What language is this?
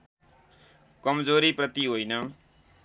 Nepali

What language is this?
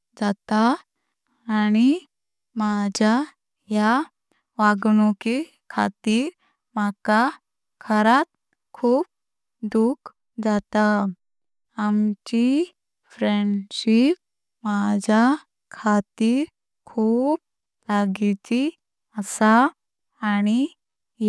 Konkani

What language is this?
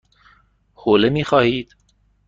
Persian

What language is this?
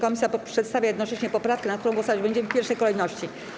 Polish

